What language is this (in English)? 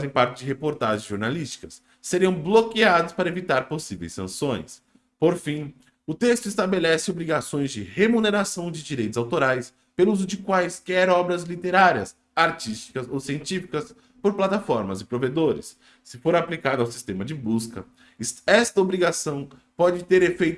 Portuguese